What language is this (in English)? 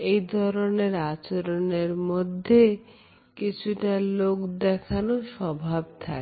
Bangla